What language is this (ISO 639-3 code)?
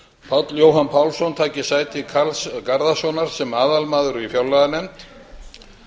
isl